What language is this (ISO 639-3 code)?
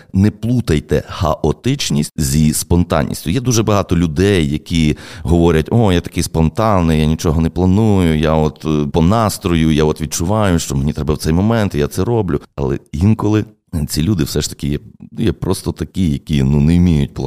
ukr